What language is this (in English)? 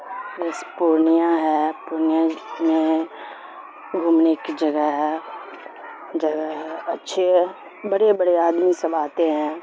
Urdu